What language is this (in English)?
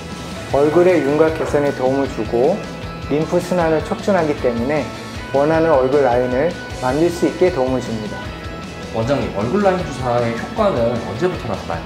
Korean